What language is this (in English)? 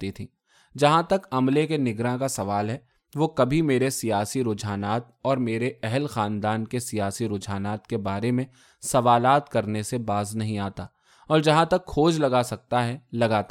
Urdu